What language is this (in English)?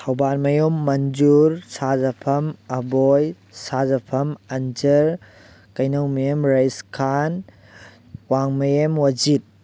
Manipuri